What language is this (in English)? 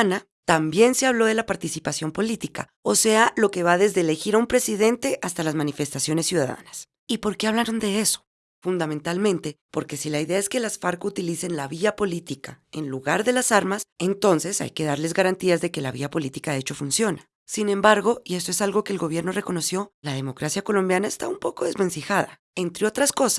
Spanish